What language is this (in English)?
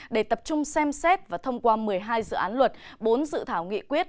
Vietnamese